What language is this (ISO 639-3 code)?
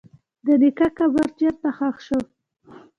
pus